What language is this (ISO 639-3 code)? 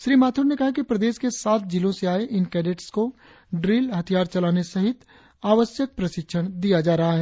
hin